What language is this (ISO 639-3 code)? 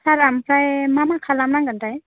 brx